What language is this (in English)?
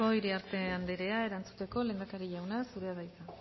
Basque